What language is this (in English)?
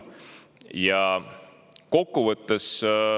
Estonian